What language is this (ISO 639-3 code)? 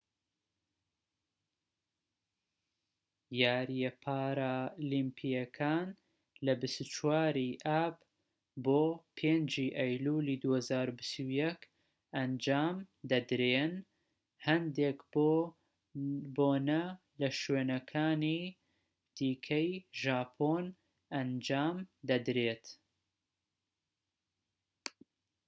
ckb